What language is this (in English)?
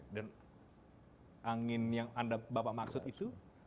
Indonesian